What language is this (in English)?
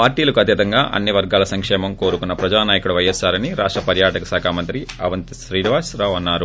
Telugu